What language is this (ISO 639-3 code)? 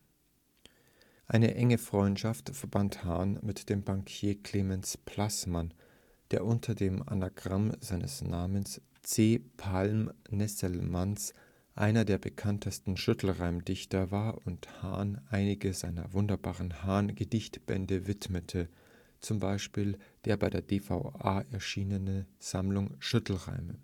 deu